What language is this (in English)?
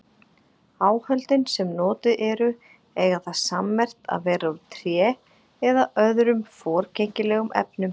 Icelandic